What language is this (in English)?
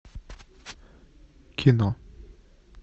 Russian